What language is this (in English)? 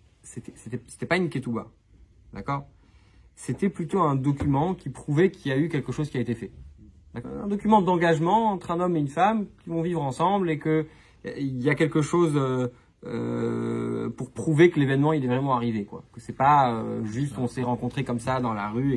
French